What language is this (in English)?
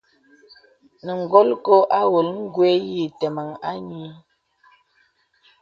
Bebele